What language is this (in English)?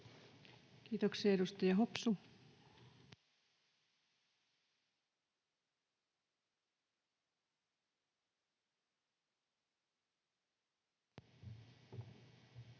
Finnish